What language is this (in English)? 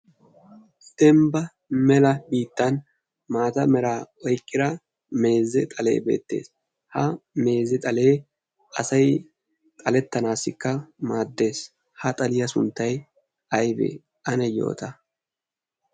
Wolaytta